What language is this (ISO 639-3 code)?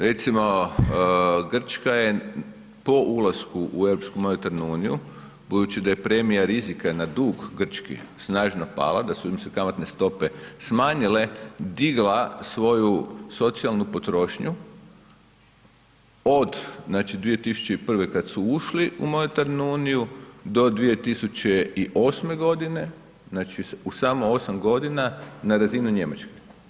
hrv